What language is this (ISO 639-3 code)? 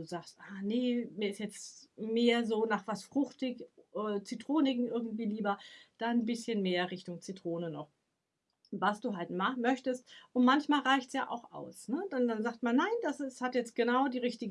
deu